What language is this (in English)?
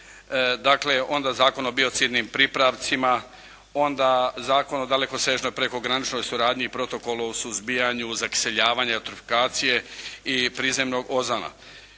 Croatian